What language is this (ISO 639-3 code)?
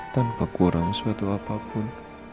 ind